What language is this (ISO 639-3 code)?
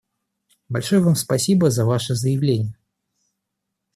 rus